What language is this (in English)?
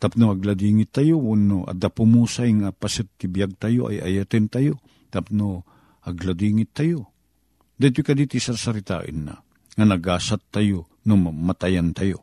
Filipino